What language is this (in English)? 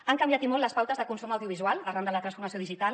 Catalan